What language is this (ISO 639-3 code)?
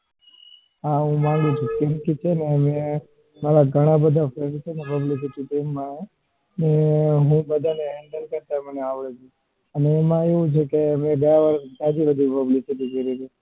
guj